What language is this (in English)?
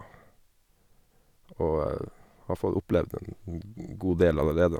Norwegian